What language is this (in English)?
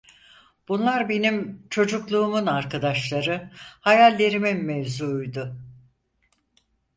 Turkish